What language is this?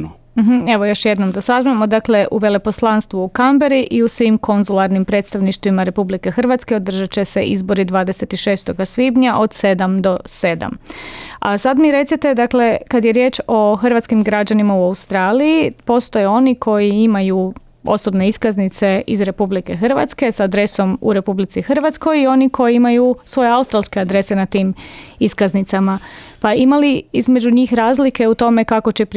Croatian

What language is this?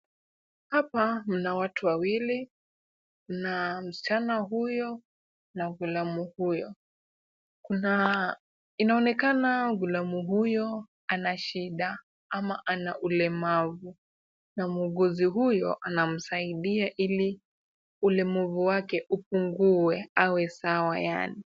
Swahili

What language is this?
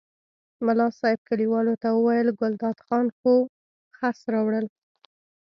Pashto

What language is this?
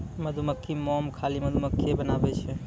Maithili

